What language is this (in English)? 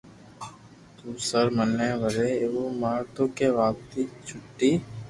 Loarki